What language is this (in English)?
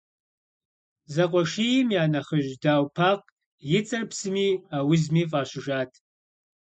Kabardian